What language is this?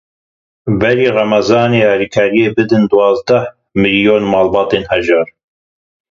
Kurdish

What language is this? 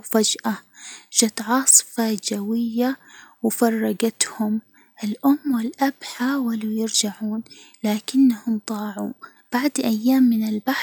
Hijazi Arabic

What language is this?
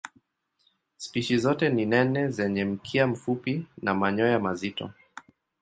Swahili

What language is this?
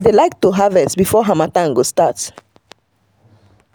Nigerian Pidgin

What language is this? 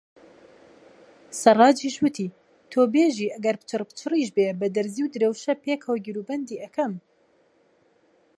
Central Kurdish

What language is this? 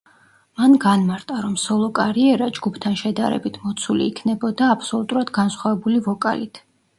Georgian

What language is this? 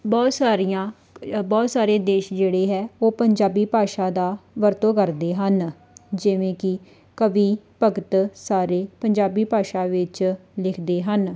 Punjabi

